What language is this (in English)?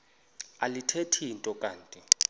Xhosa